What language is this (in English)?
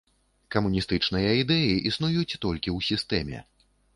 Belarusian